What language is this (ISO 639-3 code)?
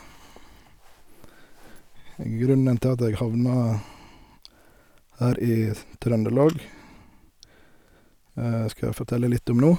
nor